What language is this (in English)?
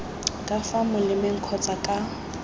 Tswana